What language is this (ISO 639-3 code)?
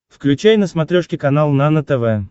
rus